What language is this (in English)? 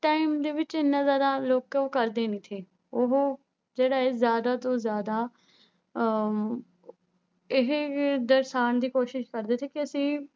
Punjabi